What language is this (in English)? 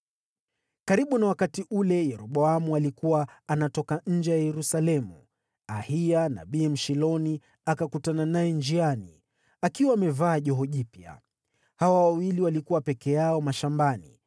Swahili